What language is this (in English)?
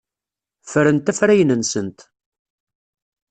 Kabyle